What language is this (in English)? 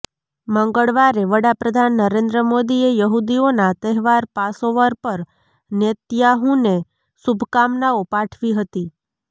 Gujarati